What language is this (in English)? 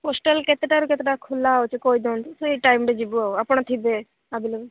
Odia